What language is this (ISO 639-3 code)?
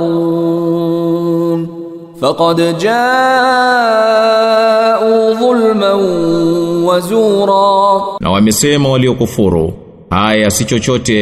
swa